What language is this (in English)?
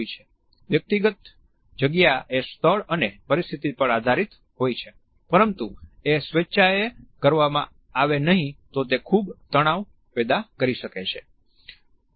Gujarati